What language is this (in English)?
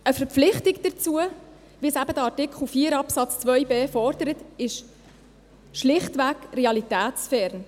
Swiss German